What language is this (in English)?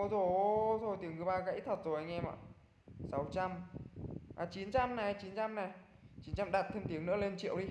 Vietnamese